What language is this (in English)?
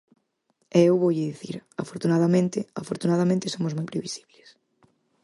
Galician